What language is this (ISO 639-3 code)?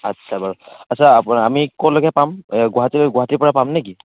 asm